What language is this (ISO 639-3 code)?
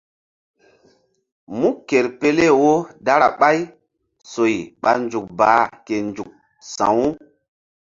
mdd